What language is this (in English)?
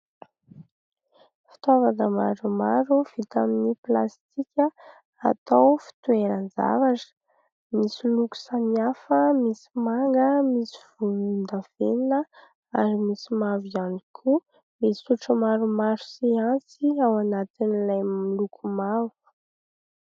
Malagasy